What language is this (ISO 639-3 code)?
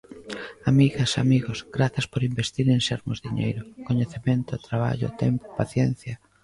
glg